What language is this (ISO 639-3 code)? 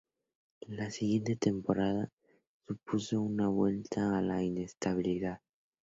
spa